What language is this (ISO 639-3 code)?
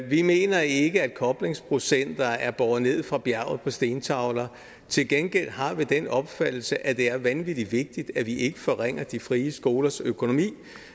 dan